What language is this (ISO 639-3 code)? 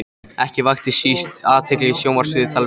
isl